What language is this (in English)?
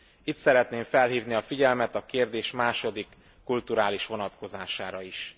Hungarian